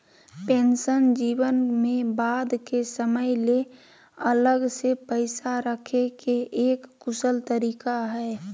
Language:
Magahi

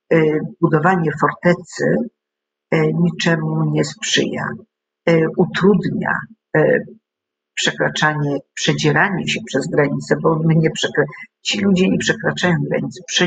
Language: Polish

